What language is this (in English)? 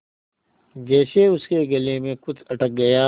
Hindi